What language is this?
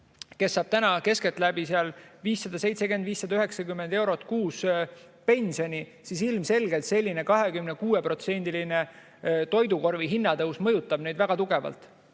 Estonian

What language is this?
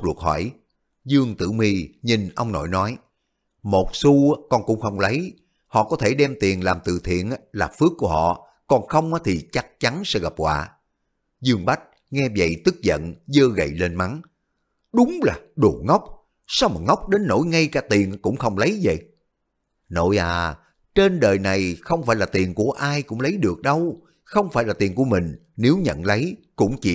Vietnamese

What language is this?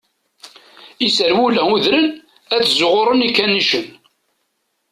Kabyle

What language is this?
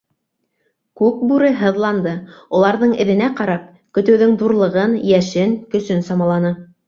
Bashkir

